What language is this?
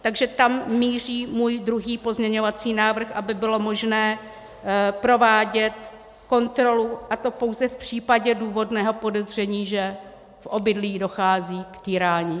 Czech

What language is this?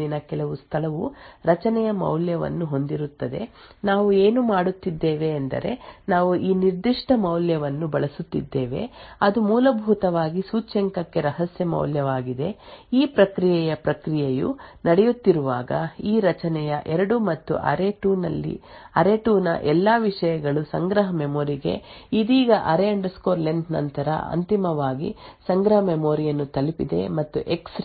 Kannada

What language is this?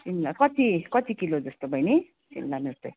Nepali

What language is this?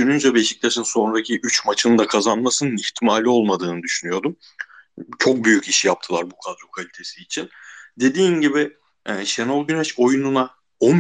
Turkish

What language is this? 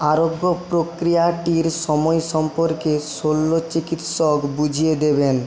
Bangla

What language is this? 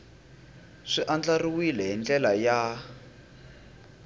Tsonga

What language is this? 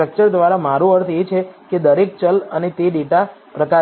Gujarati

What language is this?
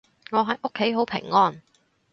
Cantonese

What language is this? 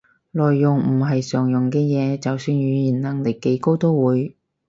Cantonese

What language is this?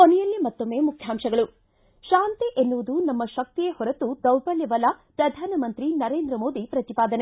Kannada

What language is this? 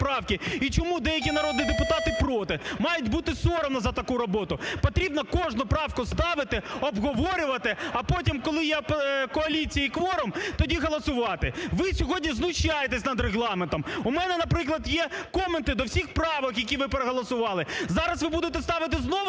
Ukrainian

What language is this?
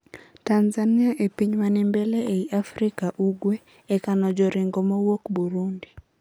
Luo (Kenya and Tanzania)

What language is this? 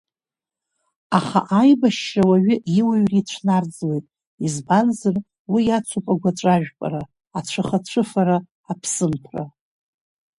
Abkhazian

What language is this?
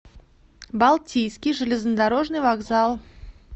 Russian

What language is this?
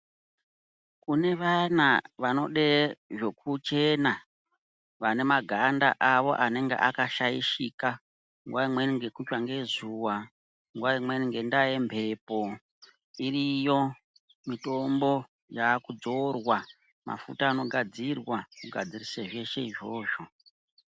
Ndau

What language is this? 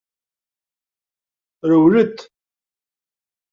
Kabyle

